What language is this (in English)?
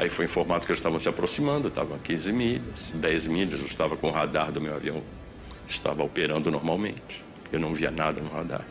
Portuguese